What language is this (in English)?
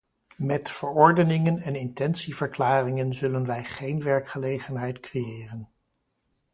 Dutch